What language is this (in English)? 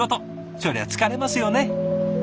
Japanese